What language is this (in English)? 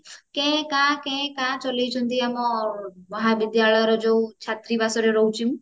Odia